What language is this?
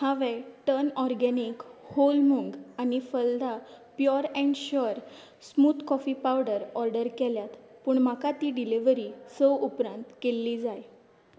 Konkani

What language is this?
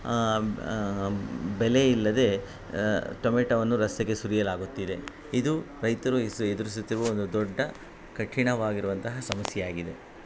Kannada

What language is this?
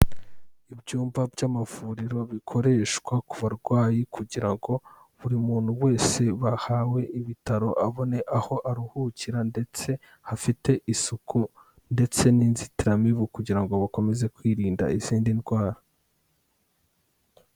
Kinyarwanda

